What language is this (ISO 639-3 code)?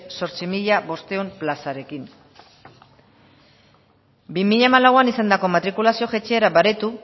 eus